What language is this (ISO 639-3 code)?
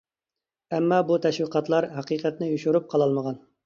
uig